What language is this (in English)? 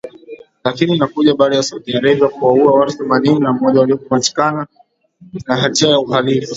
Swahili